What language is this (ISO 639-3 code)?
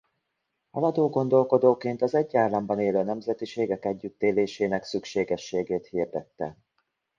hun